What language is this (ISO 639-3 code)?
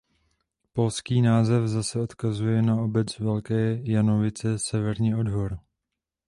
ces